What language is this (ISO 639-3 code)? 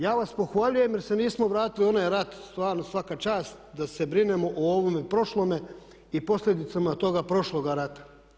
hrv